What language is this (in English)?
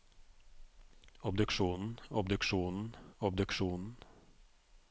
Norwegian